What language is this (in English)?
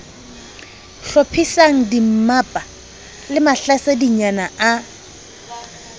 Southern Sotho